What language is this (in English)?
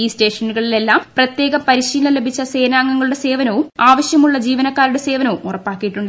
Malayalam